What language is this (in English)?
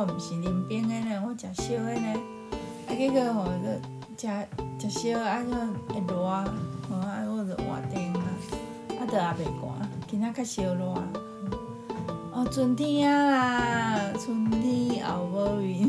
Chinese